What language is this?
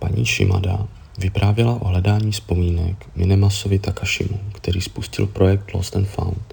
Czech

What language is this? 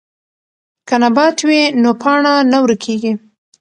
Pashto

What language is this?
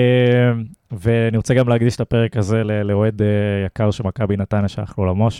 Hebrew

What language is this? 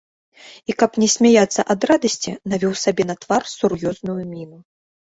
Belarusian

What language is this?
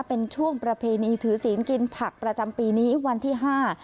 Thai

